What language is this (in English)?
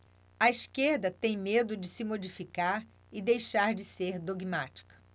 Portuguese